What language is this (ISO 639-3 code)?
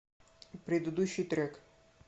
rus